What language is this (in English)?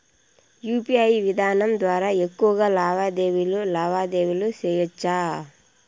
Telugu